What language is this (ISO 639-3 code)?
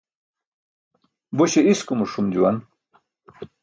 bsk